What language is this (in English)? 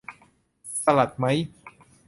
Thai